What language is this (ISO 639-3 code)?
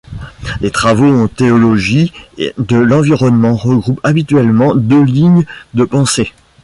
fra